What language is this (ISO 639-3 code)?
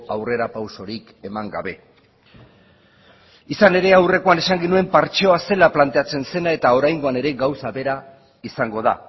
eus